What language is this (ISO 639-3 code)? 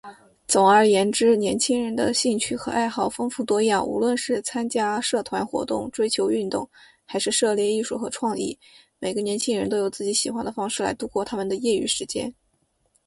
zho